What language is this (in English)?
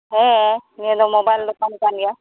Santali